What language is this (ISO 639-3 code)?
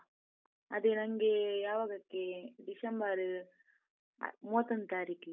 kan